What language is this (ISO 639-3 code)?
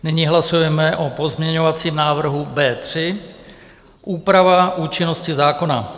ces